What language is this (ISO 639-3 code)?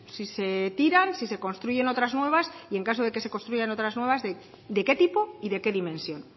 spa